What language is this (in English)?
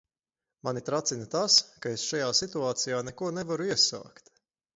Latvian